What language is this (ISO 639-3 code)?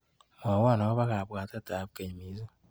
kln